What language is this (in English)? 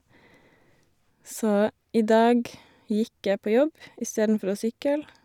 Norwegian